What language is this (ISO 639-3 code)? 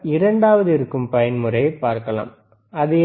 tam